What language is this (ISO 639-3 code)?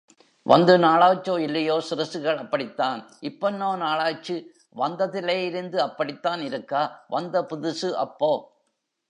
tam